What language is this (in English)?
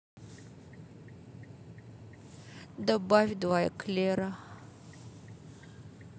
Russian